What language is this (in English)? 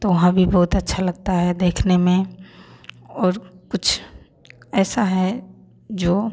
Hindi